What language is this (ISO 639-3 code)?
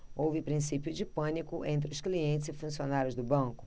por